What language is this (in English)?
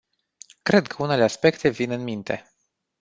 Romanian